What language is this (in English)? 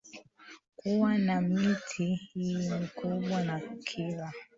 Swahili